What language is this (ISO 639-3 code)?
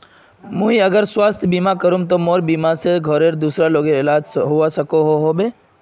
mag